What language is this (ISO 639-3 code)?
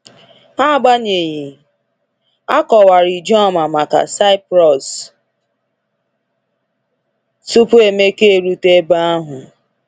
ibo